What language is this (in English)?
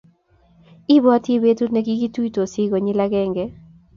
Kalenjin